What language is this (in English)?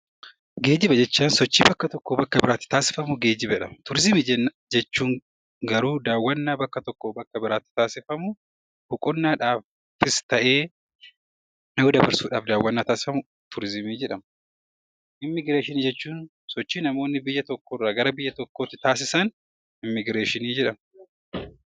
Oromo